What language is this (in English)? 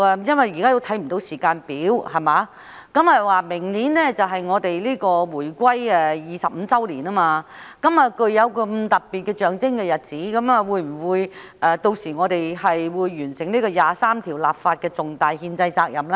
Cantonese